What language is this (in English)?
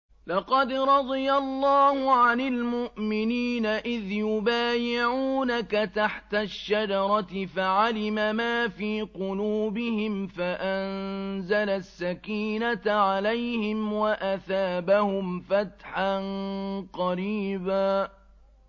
Arabic